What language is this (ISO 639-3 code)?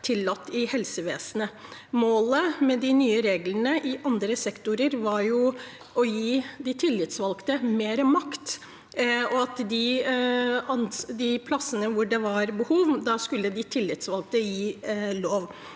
nor